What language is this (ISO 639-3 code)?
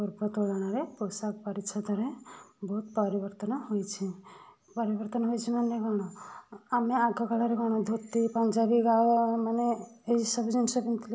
ori